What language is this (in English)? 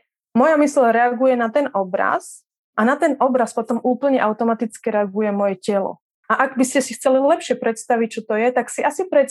Czech